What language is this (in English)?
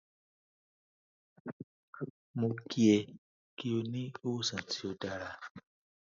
Yoruba